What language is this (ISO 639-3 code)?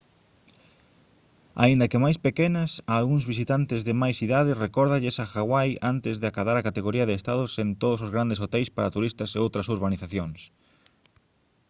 glg